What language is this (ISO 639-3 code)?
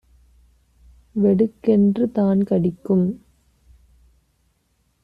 tam